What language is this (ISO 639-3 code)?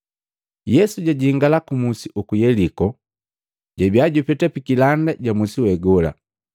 mgv